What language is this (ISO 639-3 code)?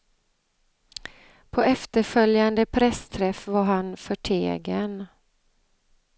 swe